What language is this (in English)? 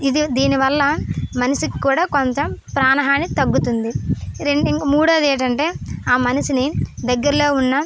Telugu